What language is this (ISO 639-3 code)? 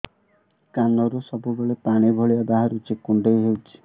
ori